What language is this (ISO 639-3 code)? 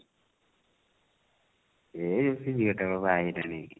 ori